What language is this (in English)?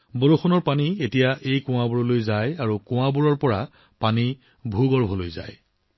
Assamese